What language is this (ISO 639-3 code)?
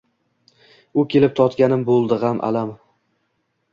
uzb